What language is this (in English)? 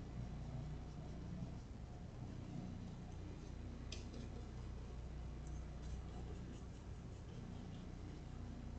Portuguese